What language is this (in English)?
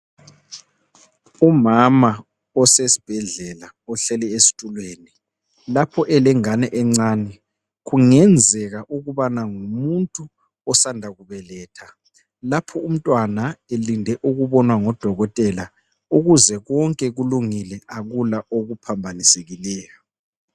North Ndebele